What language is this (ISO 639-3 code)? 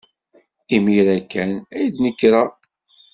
kab